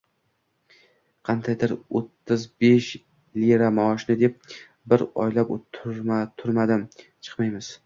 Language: Uzbek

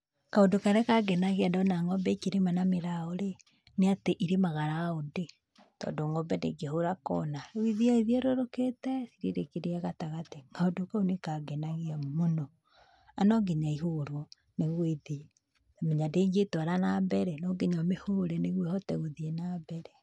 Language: Kikuyu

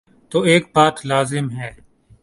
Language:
Urdu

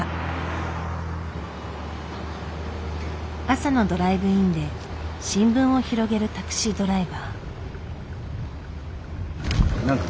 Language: Japanese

